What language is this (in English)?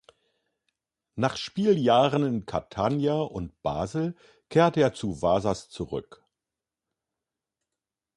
German